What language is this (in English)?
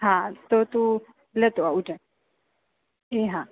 Gujarati